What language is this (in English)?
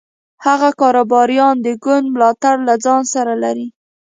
Pashto